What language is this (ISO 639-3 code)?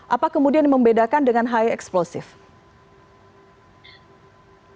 ind